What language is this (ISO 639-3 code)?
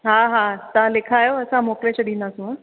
snd